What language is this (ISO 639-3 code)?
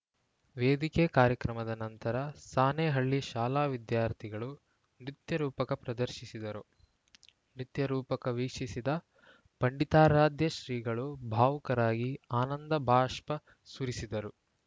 kan